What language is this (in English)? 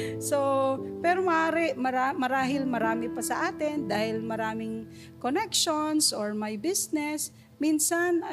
Filipino